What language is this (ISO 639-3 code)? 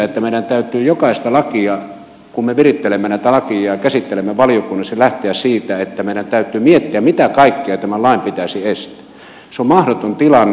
fin